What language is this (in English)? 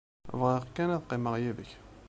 Kabyle